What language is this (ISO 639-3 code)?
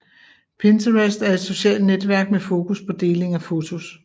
dan